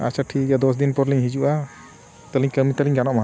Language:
Santali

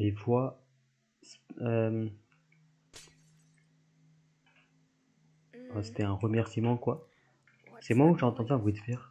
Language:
French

